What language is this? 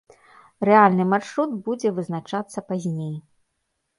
Belarusian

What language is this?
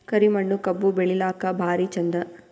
Kannada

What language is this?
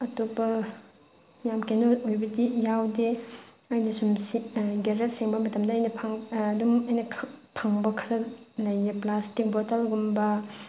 Manipuri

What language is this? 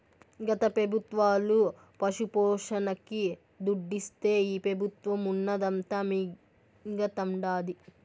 Telugu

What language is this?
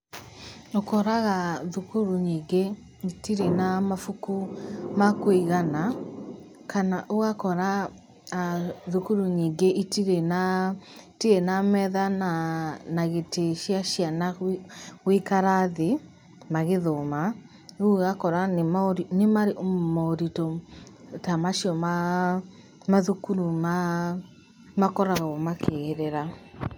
Kikuyu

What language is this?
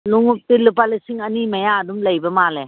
Manipuri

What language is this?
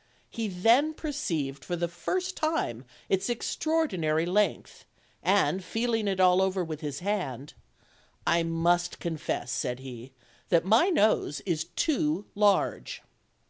English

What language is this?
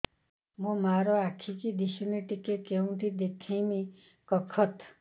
Odia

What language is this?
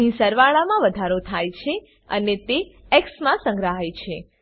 Gujarati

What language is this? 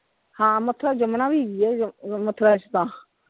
Punjabi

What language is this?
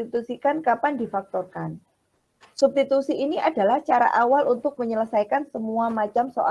Indonesian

